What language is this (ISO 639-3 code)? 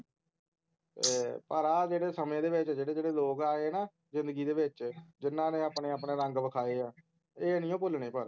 pan